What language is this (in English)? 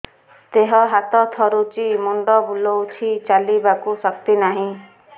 Odia